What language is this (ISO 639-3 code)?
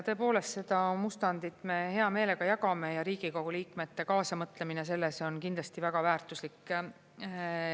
est